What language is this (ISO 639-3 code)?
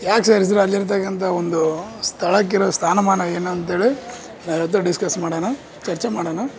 kan